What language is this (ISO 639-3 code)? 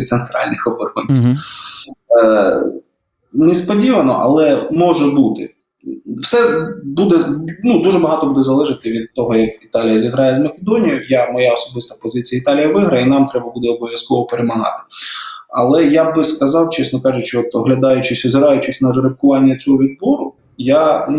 ukr